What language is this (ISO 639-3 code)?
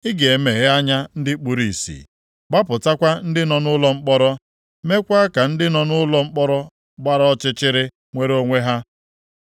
ibo